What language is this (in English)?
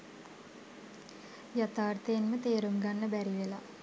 Sinhala